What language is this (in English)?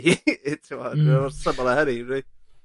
Welsh